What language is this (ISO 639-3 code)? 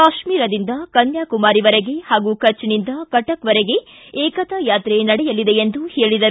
kan